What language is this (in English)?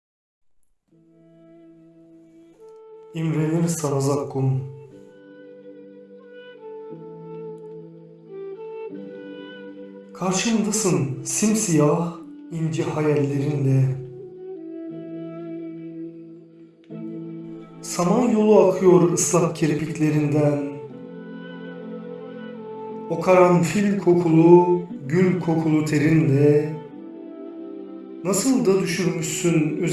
Turkish